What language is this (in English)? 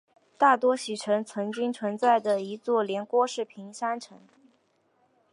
Chinese